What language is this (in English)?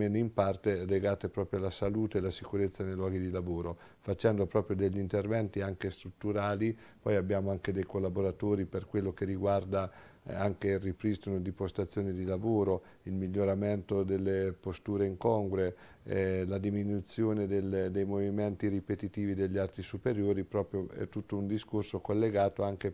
Italian